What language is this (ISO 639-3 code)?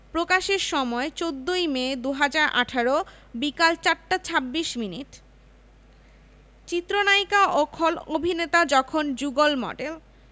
ben